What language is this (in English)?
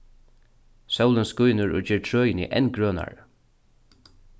Faroese